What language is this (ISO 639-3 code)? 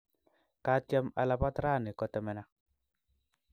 kln